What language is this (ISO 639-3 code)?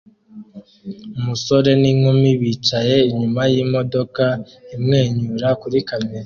kin